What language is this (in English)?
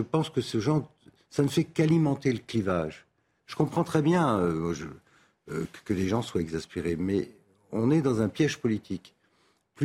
French